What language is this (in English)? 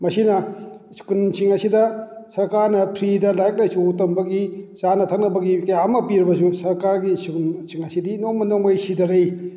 Manipuri